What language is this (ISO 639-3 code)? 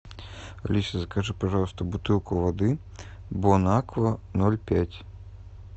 rus